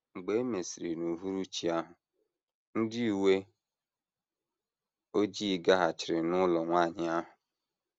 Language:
Igbo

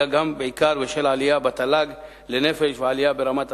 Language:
Hebrew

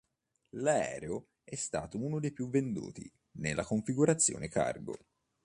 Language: Italian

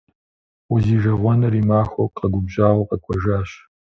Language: Kabardian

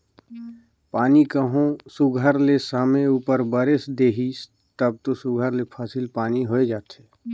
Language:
Chhattisgarhi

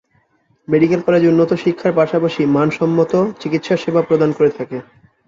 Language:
Bangla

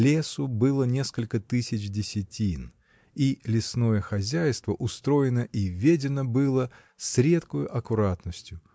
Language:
Russian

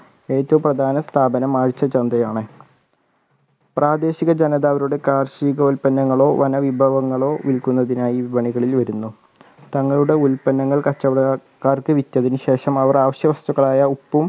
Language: Malayalam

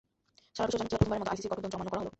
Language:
Bangla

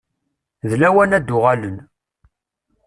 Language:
Kabyle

